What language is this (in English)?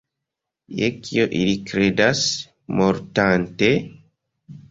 Esperanto